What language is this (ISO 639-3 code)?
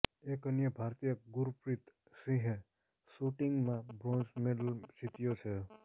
guj